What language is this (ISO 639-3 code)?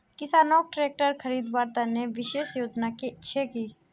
mag